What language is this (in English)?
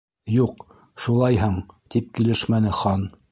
Bashkir